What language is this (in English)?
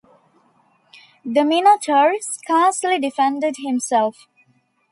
English